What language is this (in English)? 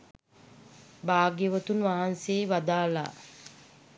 Sinhala